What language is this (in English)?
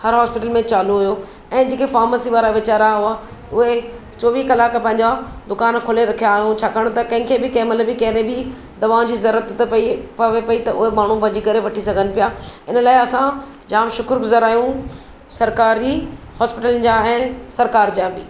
Sindhi